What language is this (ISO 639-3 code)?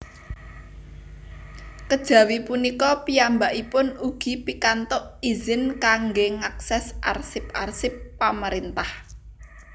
jav